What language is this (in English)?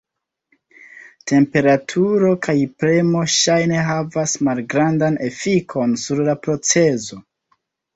Esperanto